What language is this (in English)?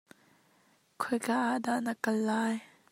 Hakha Chin